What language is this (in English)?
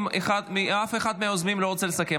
Hebrew